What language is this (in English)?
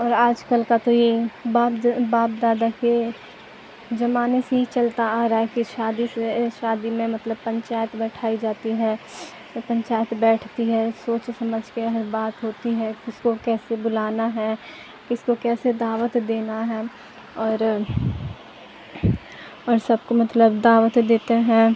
Urdu